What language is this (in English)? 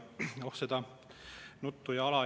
Estonian